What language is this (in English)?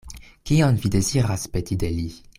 Esperanto